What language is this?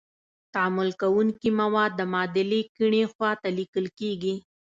Pashto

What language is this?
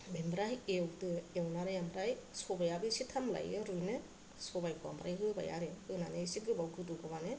Bodo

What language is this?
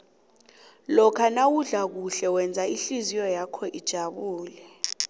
South Ndebele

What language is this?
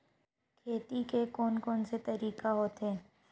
Chhattisgarhi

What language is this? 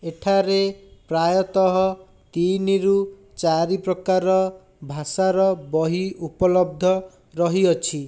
Odia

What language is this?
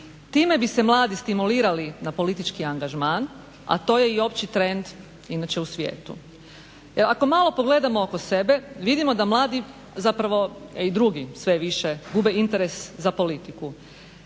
Croatian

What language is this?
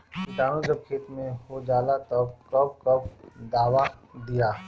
Bhojpuri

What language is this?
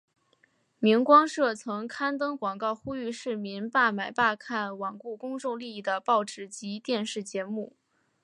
Chinese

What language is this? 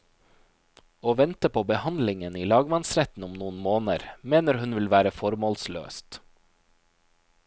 Norwegian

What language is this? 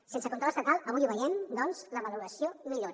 Catalan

